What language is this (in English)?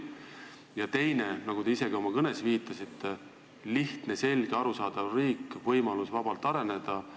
Estonian